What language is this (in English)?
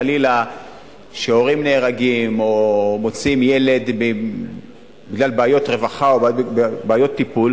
Hebrew